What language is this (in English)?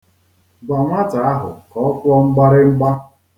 Igbo